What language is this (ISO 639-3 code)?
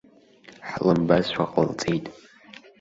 abk